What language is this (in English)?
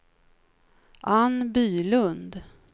Swedish